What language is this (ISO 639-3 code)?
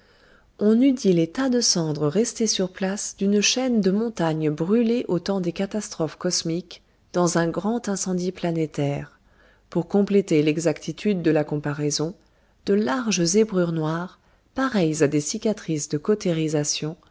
fra